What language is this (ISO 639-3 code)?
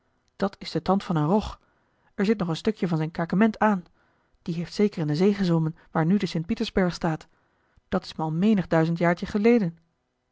nld